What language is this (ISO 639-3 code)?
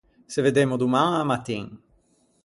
lij